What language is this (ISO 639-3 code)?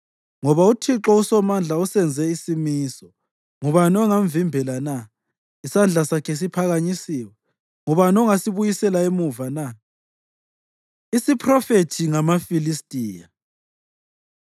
nde